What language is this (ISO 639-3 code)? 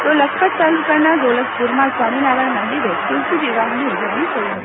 guj